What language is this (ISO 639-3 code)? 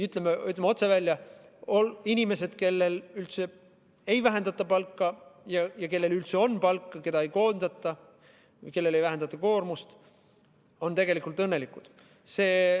est